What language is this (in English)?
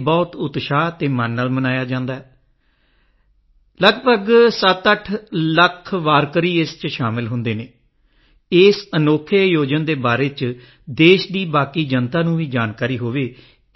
Punjabi